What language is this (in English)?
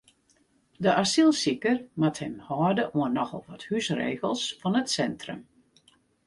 Western Frisian